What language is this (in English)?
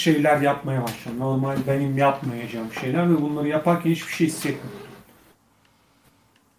Turkish